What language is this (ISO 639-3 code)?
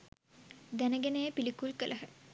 sin